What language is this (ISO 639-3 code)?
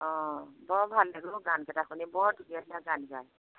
asm